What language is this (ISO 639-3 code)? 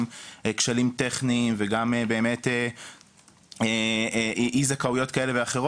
heb